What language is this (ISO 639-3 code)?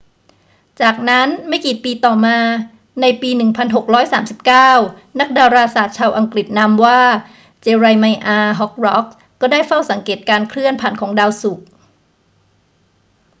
tha